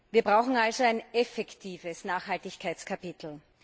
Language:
German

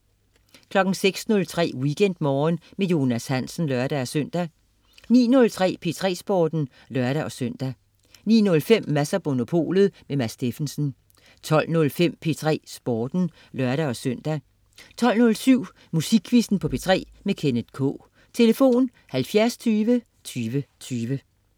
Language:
Danish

